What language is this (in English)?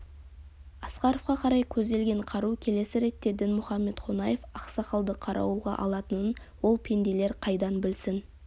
Kazakh